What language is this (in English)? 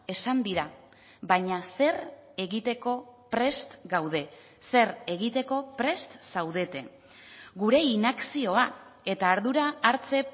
Basque